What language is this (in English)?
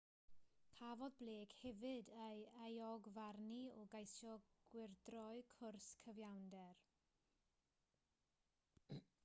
Welsh